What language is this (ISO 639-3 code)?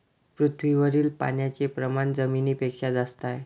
mar